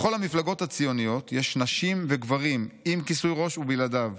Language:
Hebrew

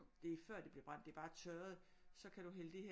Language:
Danish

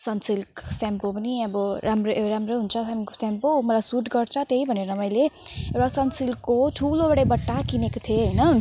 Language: Nepali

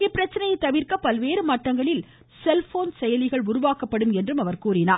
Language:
Tamil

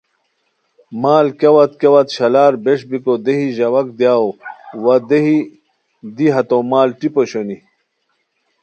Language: Khowar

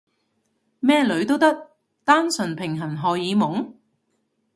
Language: Cantonese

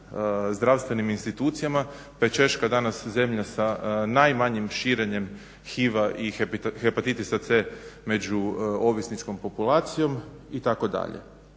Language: Croatian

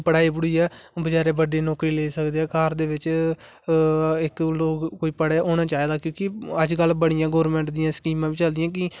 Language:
Dogri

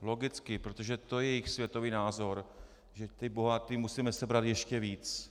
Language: Czech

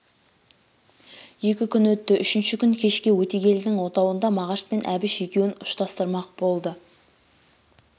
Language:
Kazakh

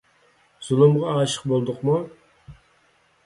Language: Uyghur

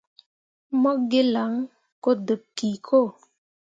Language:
Mundang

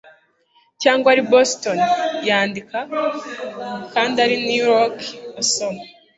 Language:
Kinyarwanda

